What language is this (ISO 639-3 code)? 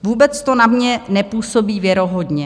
ces